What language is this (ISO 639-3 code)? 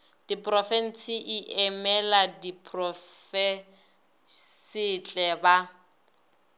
nso